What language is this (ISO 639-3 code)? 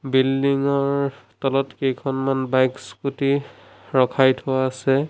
asm